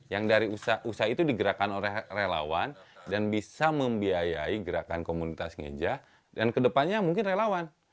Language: Indonesian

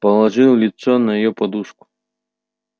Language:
Russian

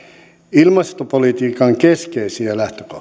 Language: Finnish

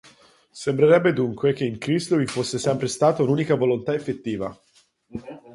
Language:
Italian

